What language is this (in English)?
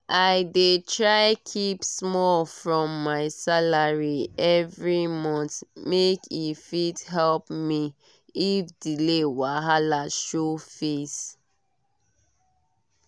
Nigerian Pidgin